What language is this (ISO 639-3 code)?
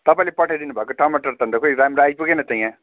nep